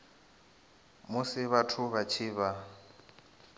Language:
Venda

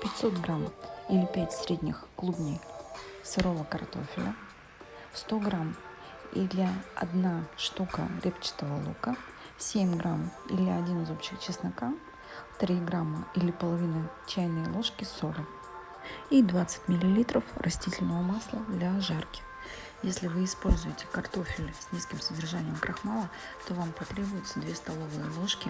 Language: Russian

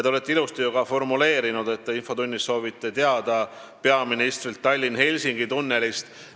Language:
Estonian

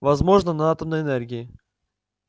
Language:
Russian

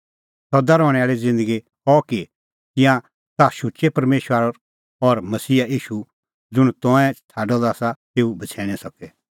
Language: Kullu Pahari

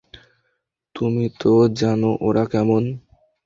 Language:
Bangla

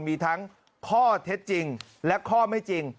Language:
Thai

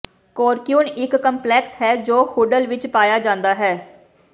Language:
Punjabi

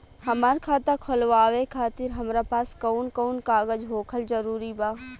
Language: Bhojpuri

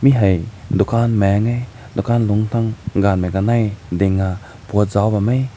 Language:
Rongmei Naga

